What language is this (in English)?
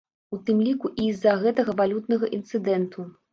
Belarusian